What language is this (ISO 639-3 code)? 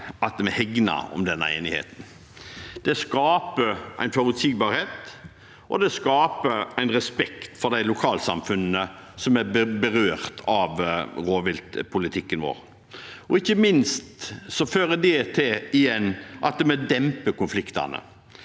nor